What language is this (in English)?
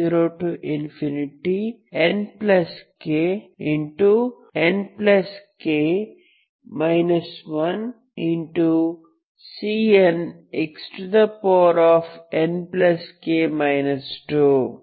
Kannada